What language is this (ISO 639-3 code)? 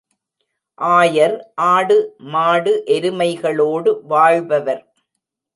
tam